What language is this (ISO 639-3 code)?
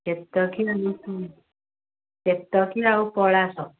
ori